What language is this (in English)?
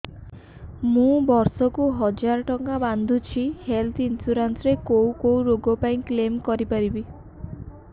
Odia